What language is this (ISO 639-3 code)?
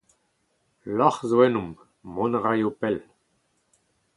bre